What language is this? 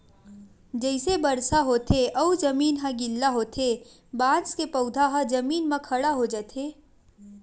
Chhattisgarhi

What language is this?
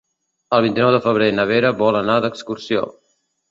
Catalan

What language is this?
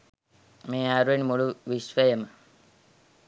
Sinhala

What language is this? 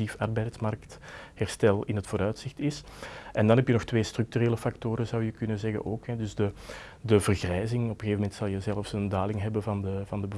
Dutch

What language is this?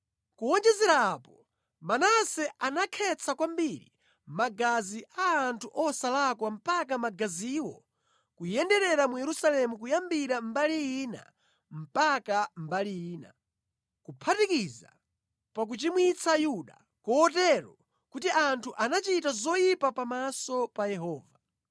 Nyanja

